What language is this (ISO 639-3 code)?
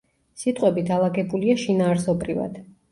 kat